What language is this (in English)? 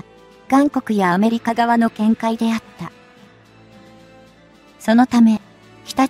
Japanese